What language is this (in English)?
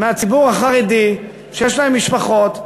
Hebrew